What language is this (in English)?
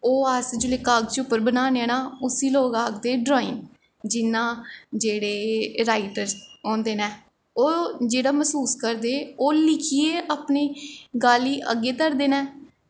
Dogri